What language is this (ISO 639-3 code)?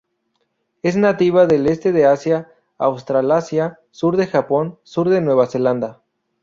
spa